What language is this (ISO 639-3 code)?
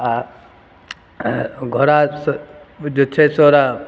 mai